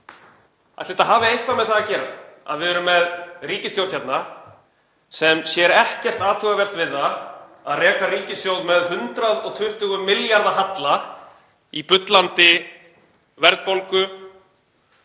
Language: Icelandic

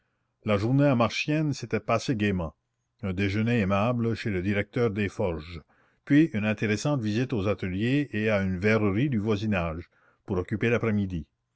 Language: French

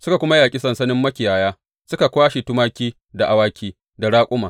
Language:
Hausa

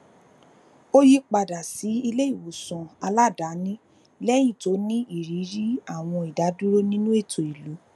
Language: Yoruba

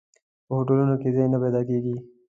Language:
Pashto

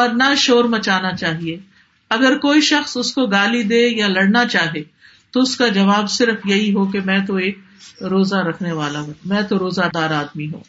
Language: Urdu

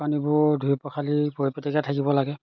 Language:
Assamese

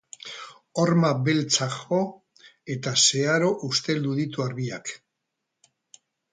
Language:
Basque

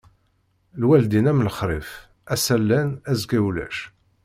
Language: Kabyle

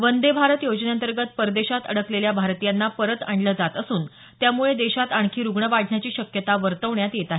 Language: Marathi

